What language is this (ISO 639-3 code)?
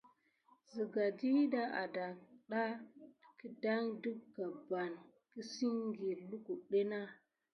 gid